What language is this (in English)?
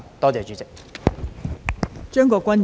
Cantonese